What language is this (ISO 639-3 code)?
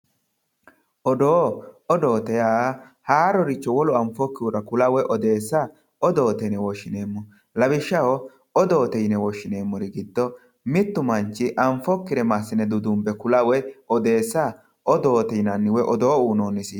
sid